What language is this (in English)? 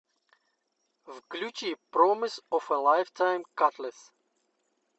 Russian